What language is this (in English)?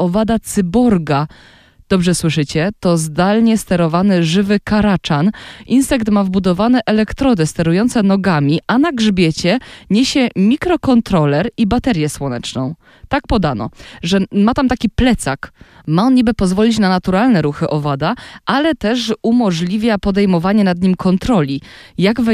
Polish